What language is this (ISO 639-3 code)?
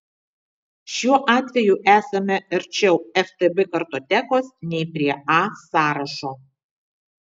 lit